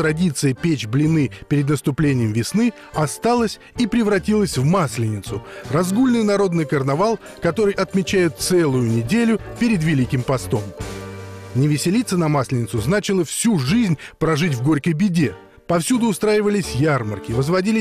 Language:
Russian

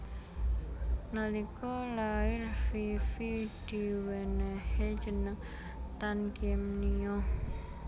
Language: Javanese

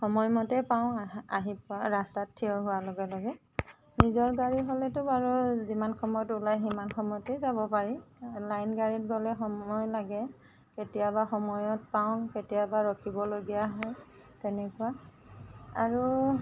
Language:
Assamese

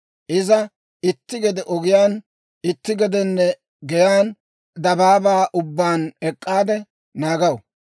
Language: Dawro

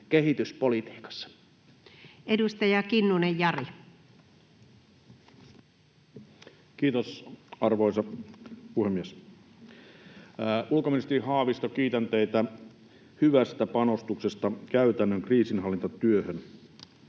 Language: Finnish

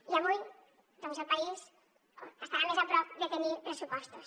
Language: Catalan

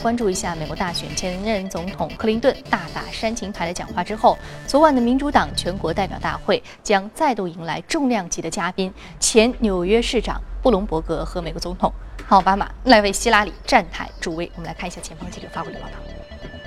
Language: Chinese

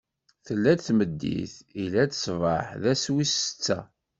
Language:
Kabyle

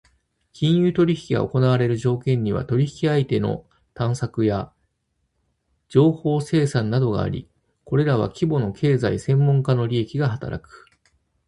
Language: Japanese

